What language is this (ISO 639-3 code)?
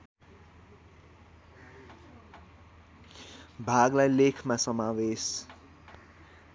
nep